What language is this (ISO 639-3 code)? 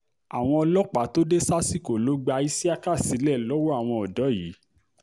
yor